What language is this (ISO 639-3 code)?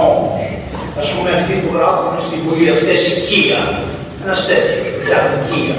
ell